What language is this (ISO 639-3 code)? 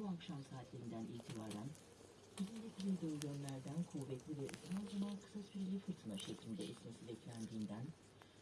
tur